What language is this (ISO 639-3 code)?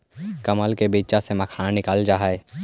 mag